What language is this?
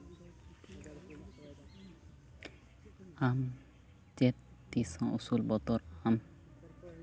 Santali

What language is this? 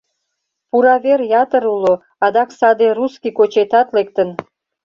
Mari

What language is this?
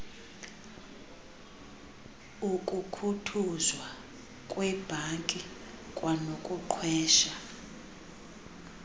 Xhosa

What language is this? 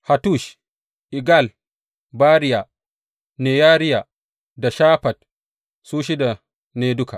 Hausa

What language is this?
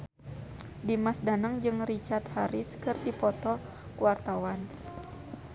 Sundanese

